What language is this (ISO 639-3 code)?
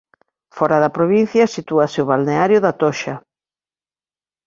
glg